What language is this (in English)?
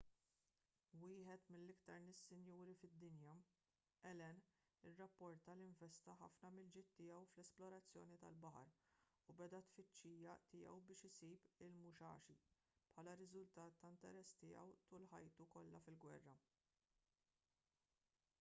Maltese